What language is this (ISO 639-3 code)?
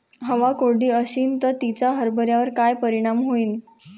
mar